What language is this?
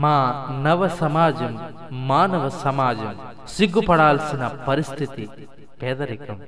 Telugu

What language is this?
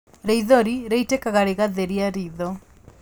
Kikuyu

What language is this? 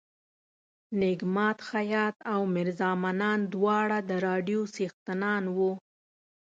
Pashto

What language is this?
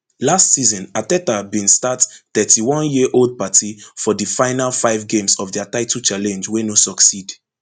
Nigerian Pidgin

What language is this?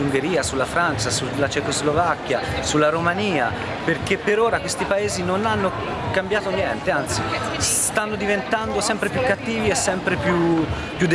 Italian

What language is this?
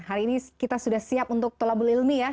Indonesian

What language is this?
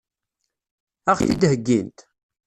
Kabyle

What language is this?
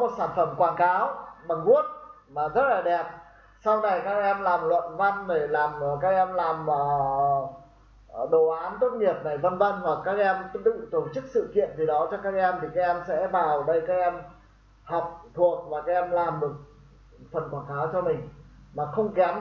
Vietnamese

